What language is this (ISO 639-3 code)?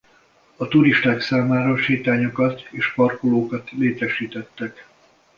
hun